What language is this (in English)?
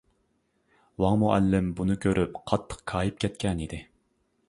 Uyghur